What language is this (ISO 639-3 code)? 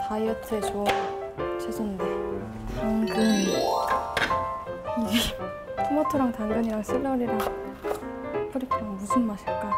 kor